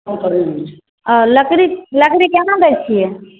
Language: Maithili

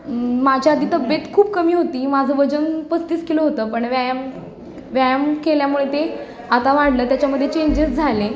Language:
Marathi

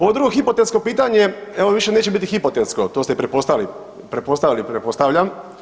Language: Croatian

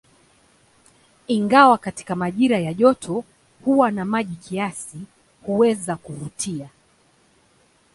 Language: Swahili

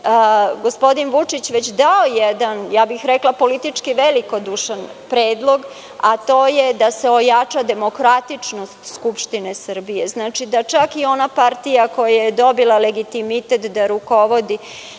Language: Serbian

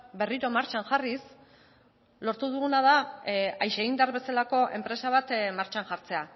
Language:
Basque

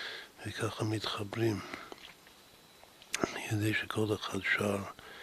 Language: Hebrew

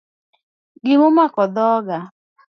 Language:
Luo (Kenya and Tanzania)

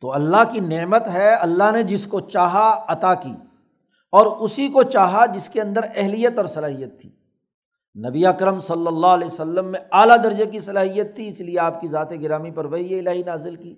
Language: Urdu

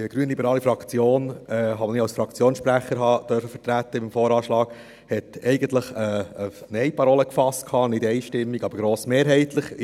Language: Swiss German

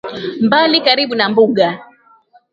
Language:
Swahili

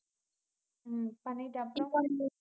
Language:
Tamil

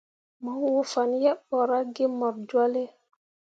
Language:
Mundang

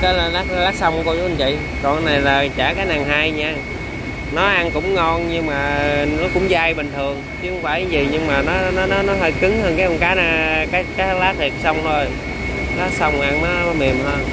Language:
Vietnamese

